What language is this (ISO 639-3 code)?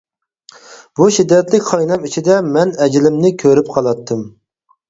uig